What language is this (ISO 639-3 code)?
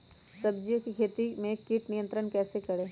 mag